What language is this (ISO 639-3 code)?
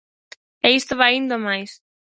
glg